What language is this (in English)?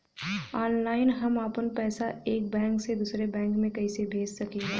Bhojpuri